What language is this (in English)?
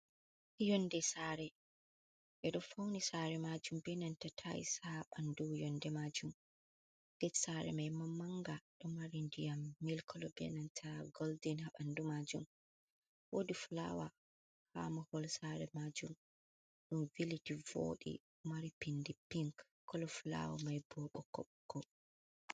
Fula